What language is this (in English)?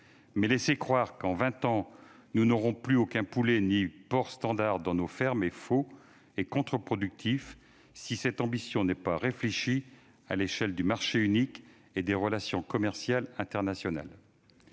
French